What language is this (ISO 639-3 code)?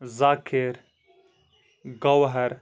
kas